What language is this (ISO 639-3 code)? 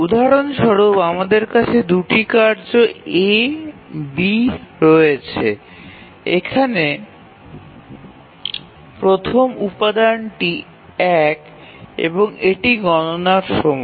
ben